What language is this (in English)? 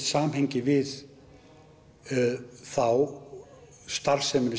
Icelandic